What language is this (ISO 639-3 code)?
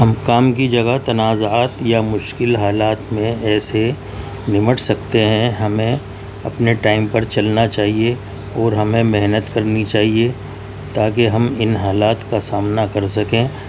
urd